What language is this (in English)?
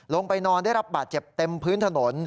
Thai